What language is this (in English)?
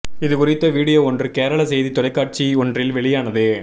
Tamil